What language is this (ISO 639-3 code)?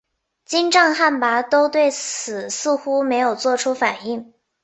zho